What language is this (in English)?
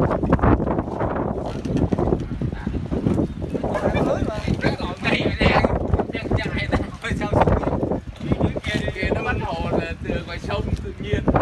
Vietnamese